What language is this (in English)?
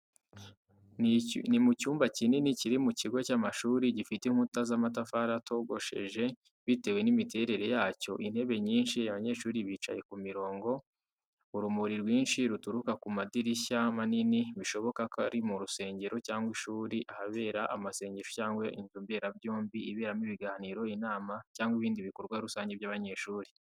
Kinyarwanda